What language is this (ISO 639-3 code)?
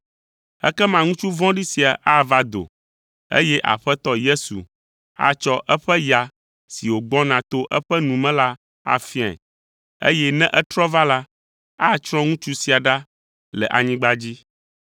ewe